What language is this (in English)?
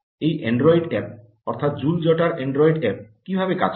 Bangla